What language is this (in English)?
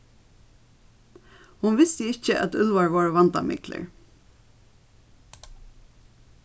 Faroese